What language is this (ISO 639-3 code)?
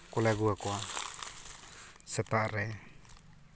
sat